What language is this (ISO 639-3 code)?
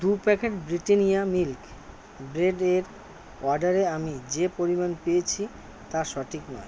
ben